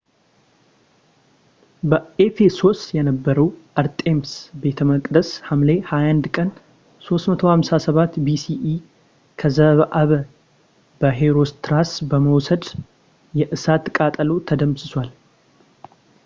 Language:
Amharic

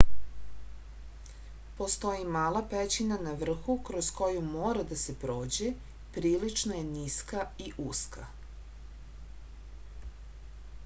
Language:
Serbian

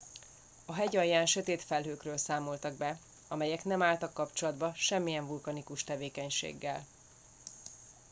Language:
Hungarian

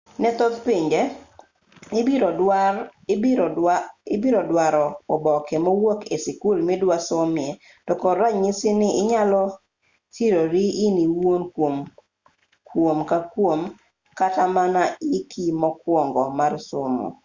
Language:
Luo (Kenya and Tanzania)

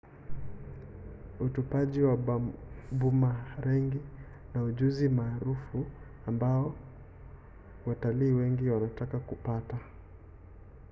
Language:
Swahili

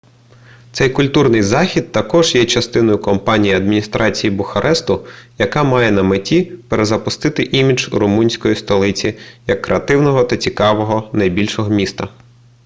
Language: Ukrainian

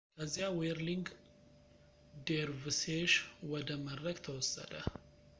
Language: Amharic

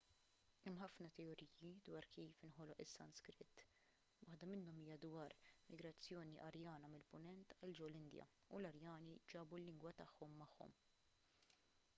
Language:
Maltese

